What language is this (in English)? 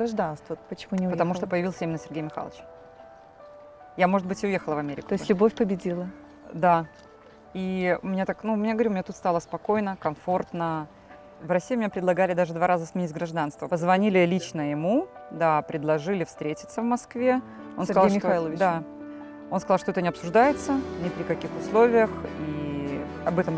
Russian